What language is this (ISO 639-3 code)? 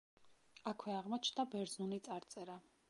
kat